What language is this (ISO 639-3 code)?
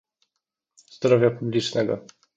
pol